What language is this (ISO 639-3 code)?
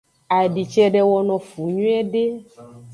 ajg